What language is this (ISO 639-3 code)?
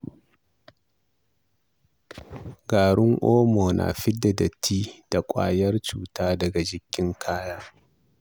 hau